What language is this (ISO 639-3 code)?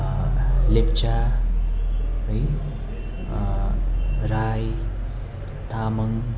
nep